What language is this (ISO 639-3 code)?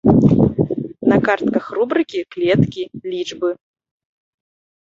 bel